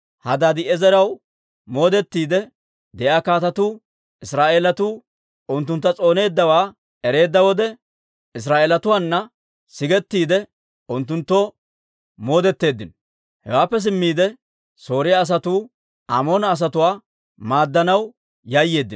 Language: Dawro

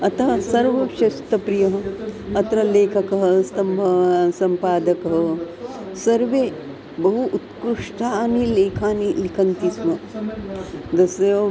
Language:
Sanskrit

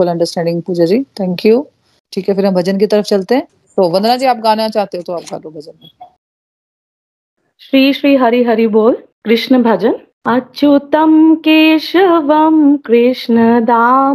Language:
Hindi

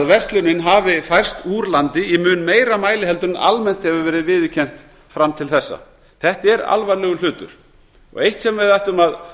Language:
Icelandic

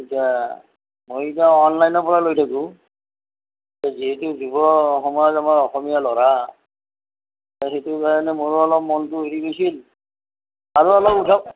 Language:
Assamese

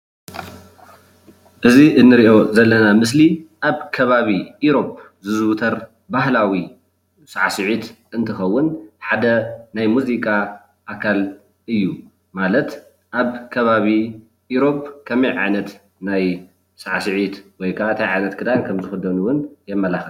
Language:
Tigrinya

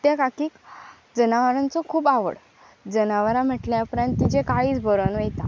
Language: Konkani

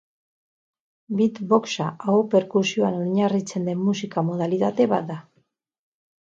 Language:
Basque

